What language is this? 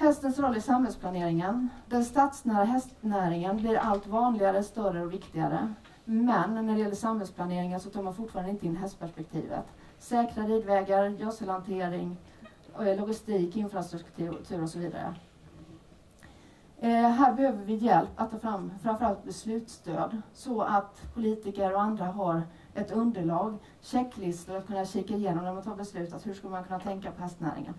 Swedish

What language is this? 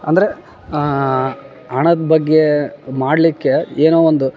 Kannada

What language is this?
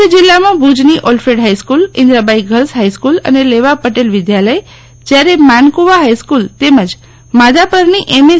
Gujarati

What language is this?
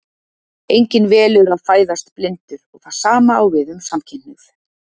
Icelandic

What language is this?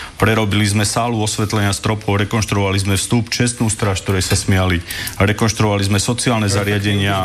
Slovak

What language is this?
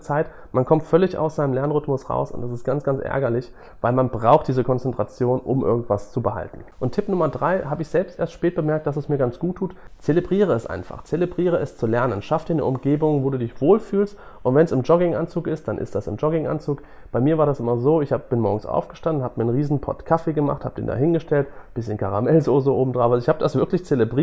German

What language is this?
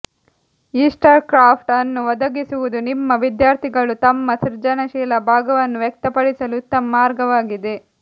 Kannada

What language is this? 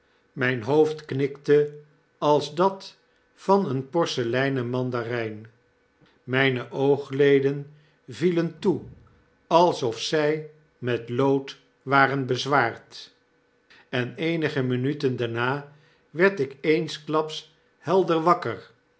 Dutch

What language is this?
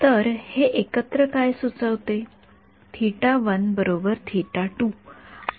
Marathi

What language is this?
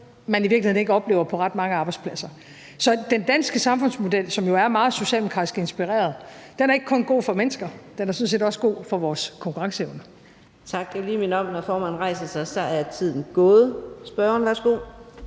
Danish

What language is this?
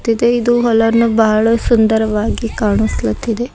Kannada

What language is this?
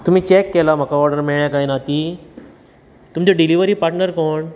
Konkani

